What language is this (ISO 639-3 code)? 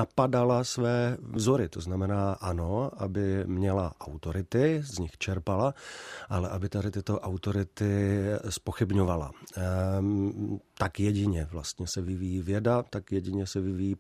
ces